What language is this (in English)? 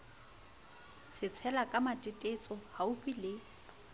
Southern Sotho